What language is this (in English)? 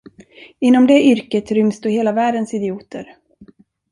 Swedish